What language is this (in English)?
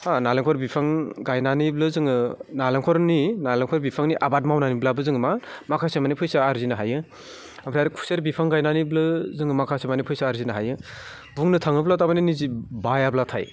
Bodo